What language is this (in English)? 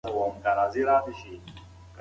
Pashto